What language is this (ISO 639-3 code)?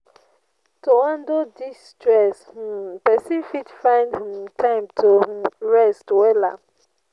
pcm